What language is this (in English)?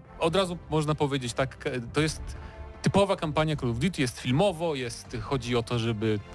Polish